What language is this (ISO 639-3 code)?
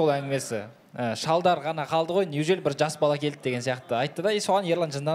rus